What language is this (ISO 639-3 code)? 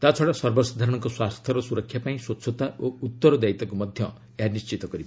ori